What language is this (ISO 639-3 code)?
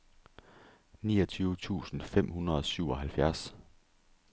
dan